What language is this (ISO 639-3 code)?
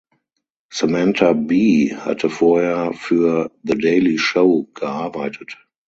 deu